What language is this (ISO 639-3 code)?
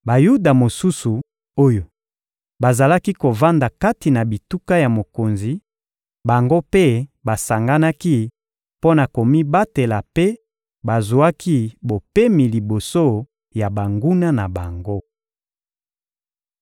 lin